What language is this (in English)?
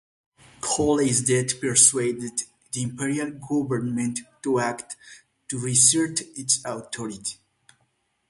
English